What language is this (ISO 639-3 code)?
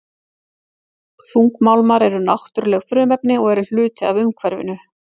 isl